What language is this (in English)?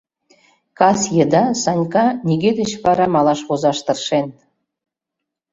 Mari